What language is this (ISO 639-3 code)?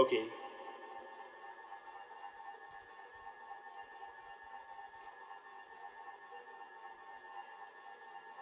eng